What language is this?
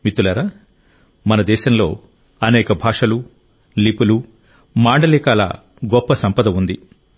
Telugu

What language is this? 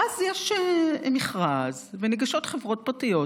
Hebrew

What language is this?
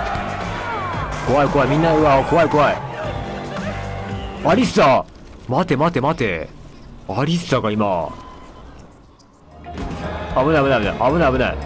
Japanese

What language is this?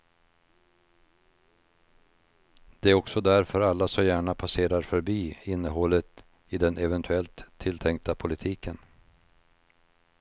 Swedish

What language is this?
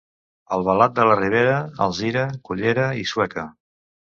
Catalan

